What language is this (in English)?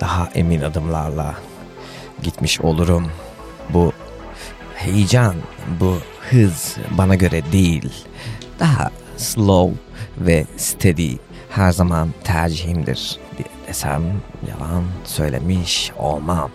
Turkish